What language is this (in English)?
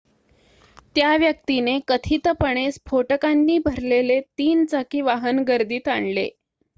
Marathi